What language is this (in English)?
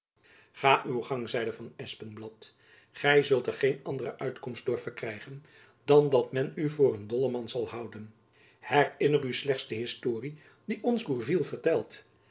Dutch